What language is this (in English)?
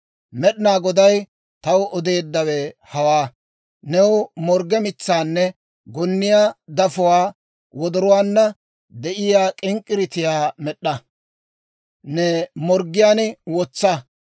Dawro